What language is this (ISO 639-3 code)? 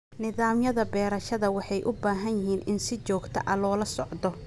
som